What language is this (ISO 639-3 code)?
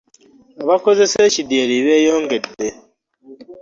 lug